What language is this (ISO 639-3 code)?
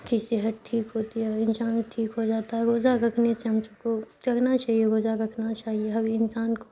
urd